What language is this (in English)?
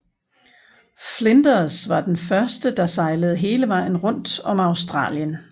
Danish